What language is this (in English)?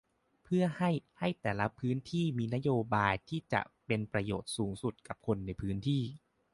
Thai